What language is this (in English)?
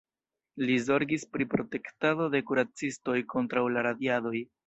Esperanto